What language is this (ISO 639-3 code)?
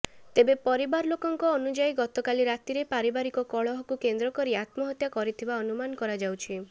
ori